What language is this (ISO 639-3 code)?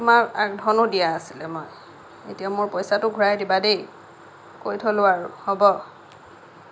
asm